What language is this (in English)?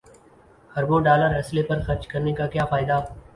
Urdu